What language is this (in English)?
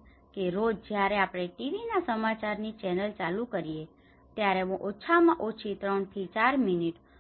Gujarati